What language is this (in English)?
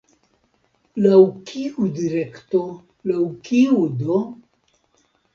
Esperanto